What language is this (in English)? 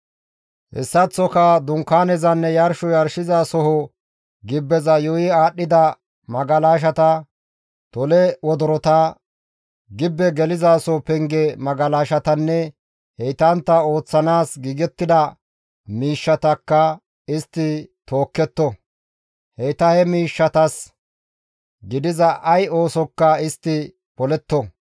Gamo